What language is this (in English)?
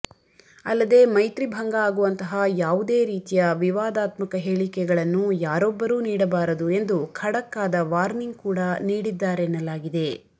Kannada